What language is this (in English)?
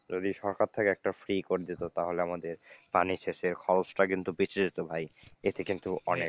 Bangla